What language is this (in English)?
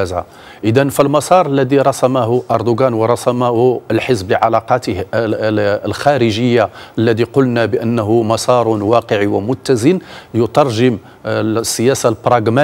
Arabic